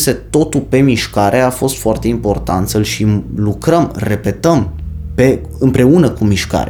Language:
Romanian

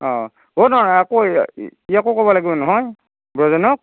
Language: Assamese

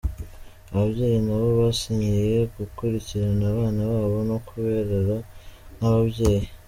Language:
Kinyarwanda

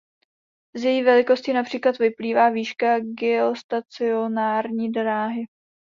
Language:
Czech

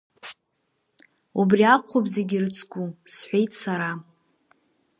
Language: Abkhazian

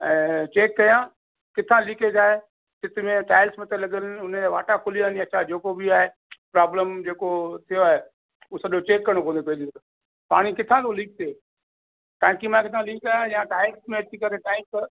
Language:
Sindhi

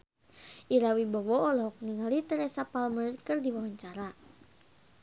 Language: Sundanese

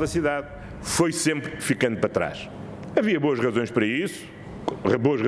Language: Portuguese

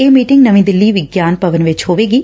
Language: Punjabi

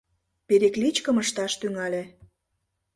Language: Mari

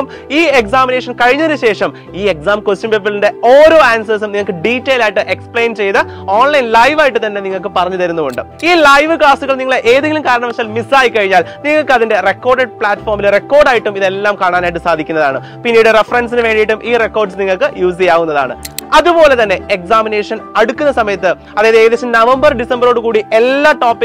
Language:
Malayalam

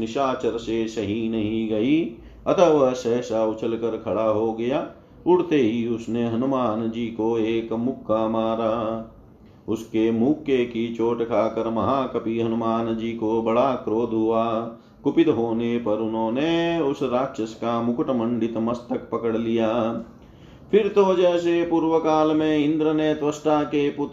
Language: Hindi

